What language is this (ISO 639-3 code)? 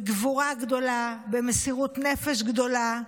heb